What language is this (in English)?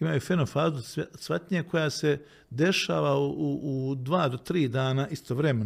Croatian